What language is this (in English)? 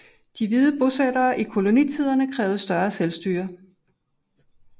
Danish